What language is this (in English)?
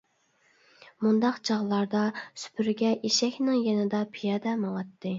Uyghur